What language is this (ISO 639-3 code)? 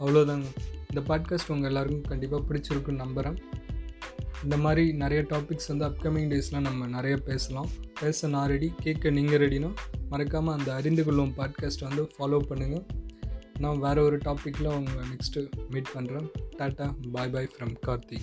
tam